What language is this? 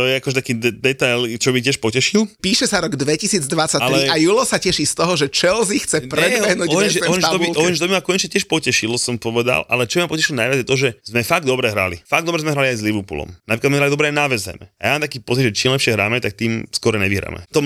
Slovak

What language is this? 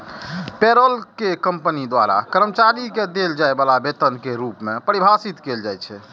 Maithili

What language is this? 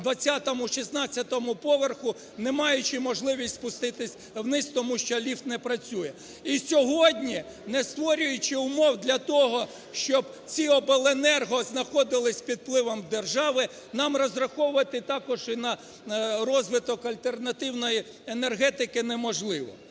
Ukrainian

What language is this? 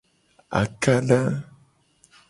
Gen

